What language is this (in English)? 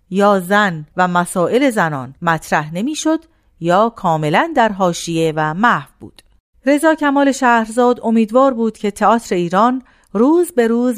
Persian